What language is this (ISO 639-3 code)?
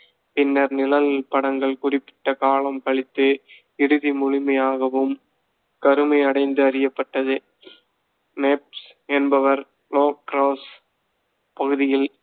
tam